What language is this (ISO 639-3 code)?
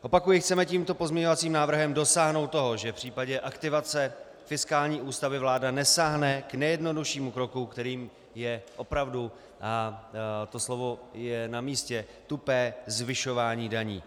ces